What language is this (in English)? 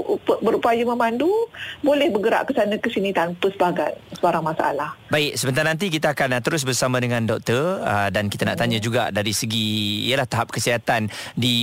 Malay